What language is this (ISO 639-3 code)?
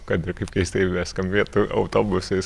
lit